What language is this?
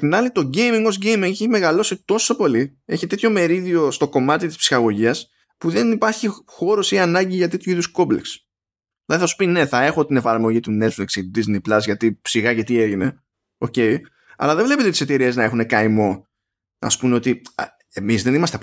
Greek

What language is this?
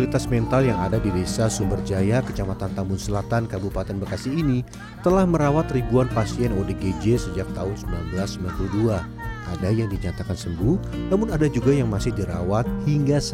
Indonesian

